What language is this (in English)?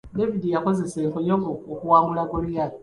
Ganda